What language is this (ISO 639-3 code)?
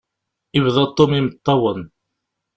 kab